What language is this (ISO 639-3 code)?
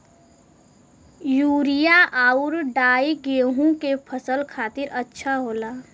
bho